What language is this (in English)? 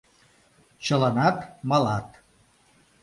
Mari